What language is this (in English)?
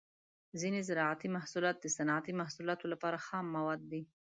Pashto